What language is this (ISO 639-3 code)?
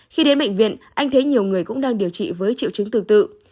vie